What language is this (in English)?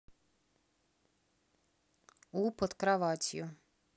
Russian